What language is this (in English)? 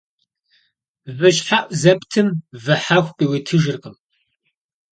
Kabardian